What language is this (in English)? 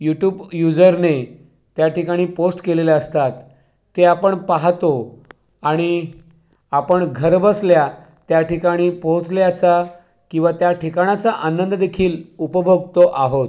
Marathi